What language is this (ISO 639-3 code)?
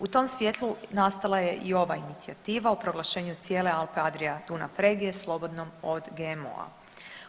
hrv